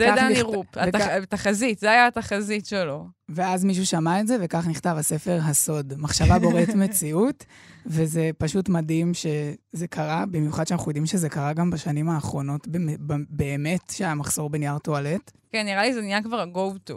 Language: Hebrew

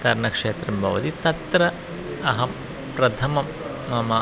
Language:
Sanskrit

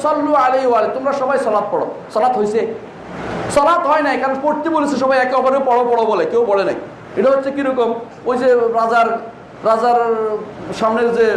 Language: Bangla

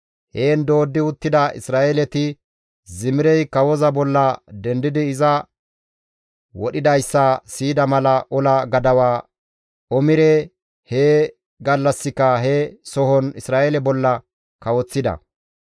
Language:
Gamo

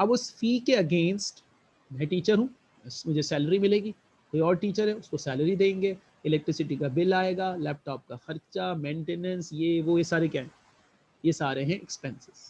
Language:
Hindi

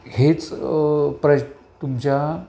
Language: Marathi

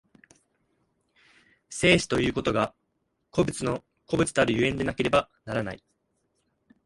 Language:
Japanese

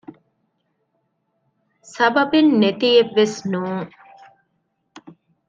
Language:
Divehi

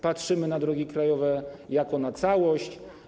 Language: Polish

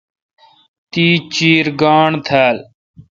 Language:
Kalkoti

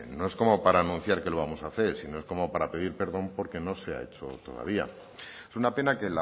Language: Spanish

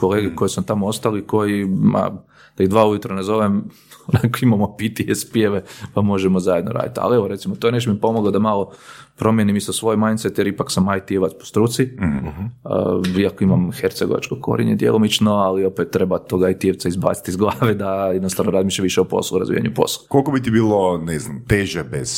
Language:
Croatian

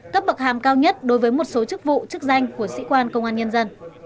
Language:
Vietnamese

